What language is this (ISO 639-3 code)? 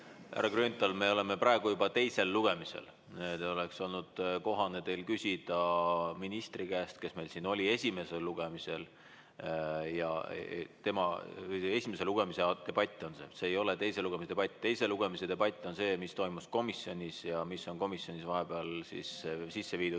est